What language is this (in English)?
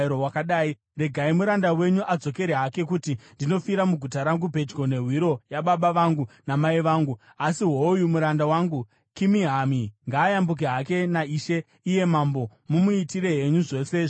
Shona